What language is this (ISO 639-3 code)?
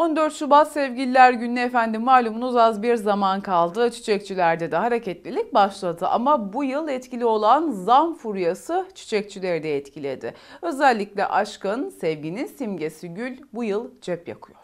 tur